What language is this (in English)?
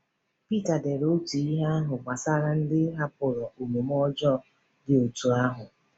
Igbo